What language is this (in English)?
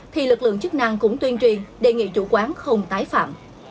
Vietnamese